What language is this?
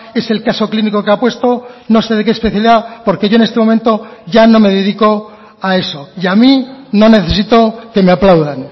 Spanish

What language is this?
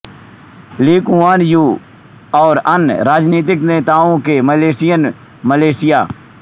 Hindi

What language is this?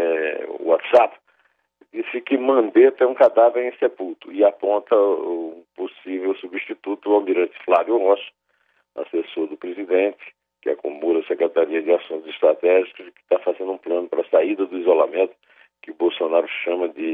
Portuguese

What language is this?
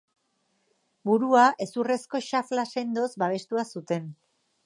Basque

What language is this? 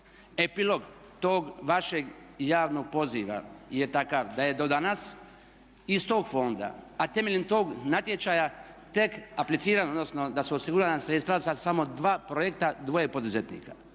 Croatian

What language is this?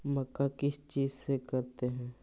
Magahi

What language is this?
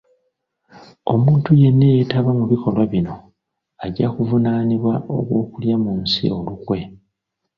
Ganda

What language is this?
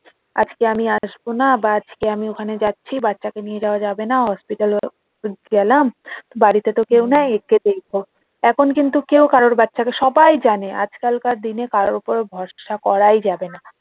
Bangla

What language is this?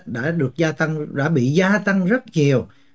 Vietnamese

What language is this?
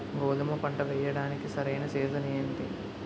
Telugu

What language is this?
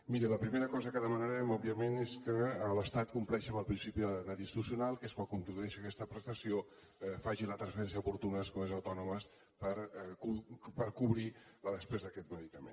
Catalan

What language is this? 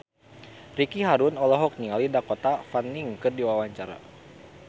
Sundanese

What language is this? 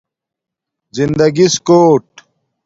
Domaaki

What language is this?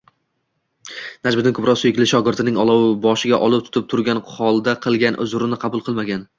Uzbek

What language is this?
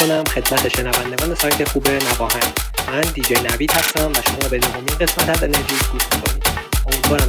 Persian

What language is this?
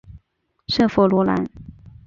Chinese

